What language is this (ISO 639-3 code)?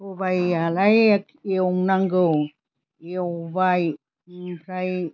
brx